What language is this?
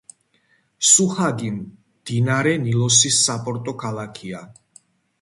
Georgian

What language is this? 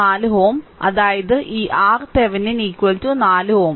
Malayalam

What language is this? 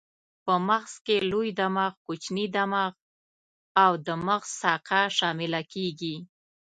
Pashto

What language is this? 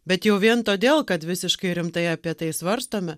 Lithuanian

